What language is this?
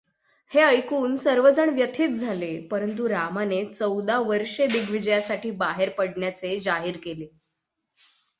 Marathi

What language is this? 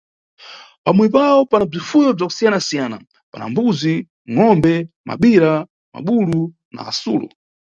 Nyungwe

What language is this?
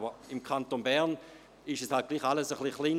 Swiss German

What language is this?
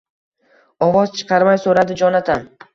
Uzbek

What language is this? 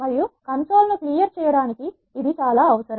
Telugu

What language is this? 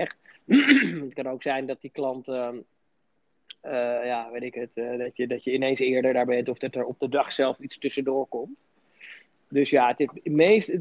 Dutch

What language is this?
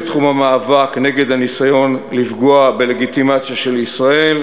Hebrew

